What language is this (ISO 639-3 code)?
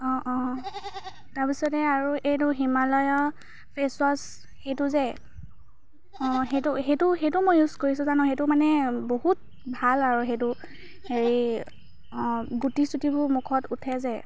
asm